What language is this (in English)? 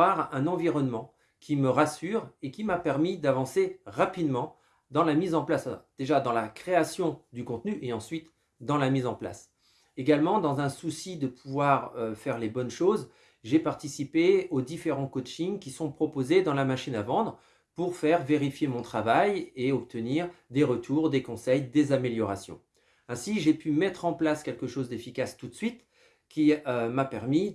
French